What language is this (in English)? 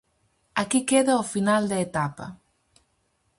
Galician